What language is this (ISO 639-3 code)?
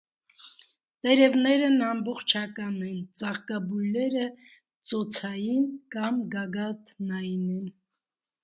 hye